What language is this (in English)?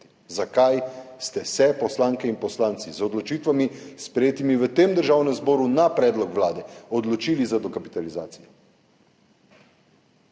Slovenian